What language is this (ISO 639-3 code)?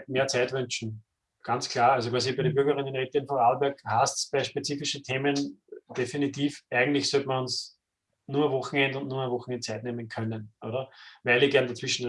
deu